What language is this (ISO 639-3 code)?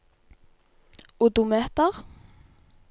nor